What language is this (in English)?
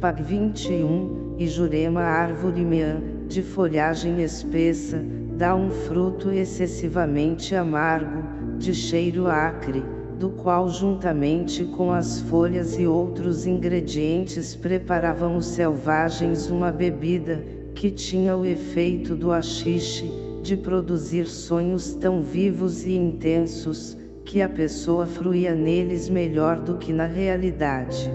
Portuguese